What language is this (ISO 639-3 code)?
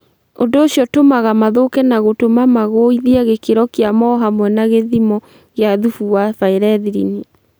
kik